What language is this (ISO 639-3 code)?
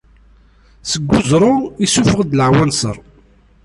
kab